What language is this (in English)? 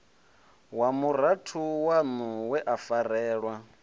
Venda